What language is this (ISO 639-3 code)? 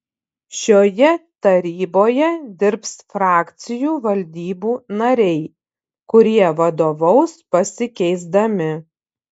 lit